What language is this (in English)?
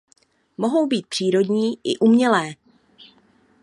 Czech